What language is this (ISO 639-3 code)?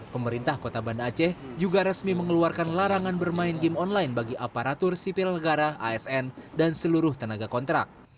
ind